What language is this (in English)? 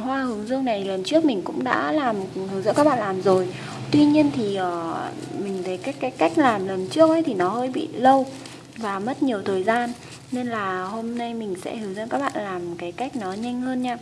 Vietnamese